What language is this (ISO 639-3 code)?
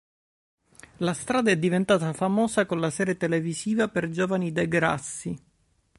ita